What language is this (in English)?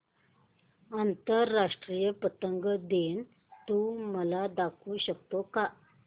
Marathi